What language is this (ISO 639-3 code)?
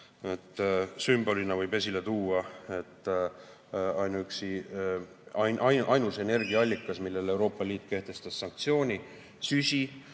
est